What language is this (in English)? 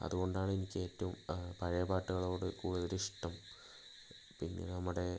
Malayalam